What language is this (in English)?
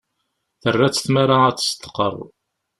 Kabyle